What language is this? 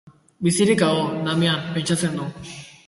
Basque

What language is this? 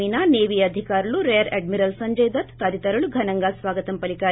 Telugu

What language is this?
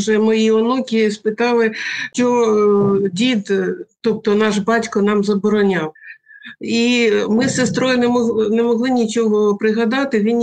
Ukrainian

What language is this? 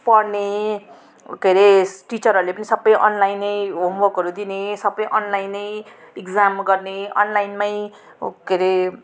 Nepali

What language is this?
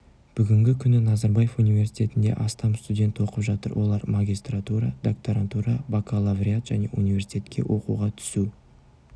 Kazakh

